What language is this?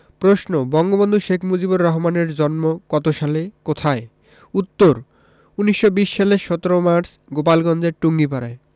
Bangla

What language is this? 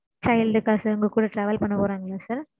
Tamil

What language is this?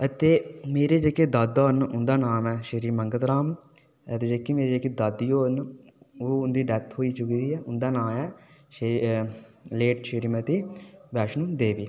Dogri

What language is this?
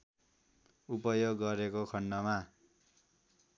Nepali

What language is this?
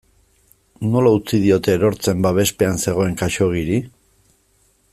Basque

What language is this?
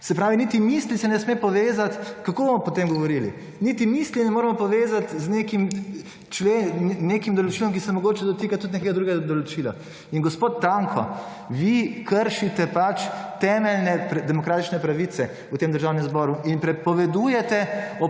Slovenian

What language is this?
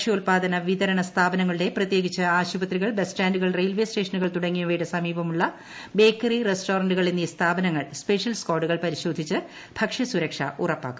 Malayalam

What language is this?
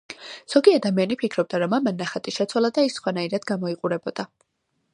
Georgian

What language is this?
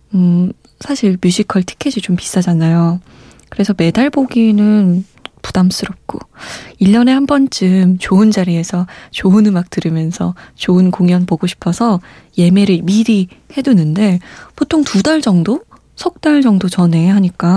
Korean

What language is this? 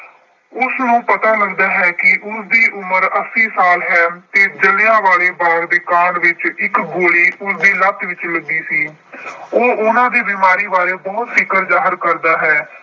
Punjabi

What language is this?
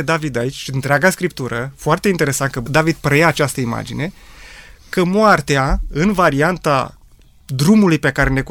Romanian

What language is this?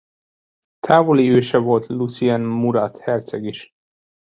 Hungarian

